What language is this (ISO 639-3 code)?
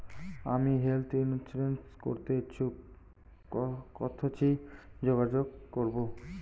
ben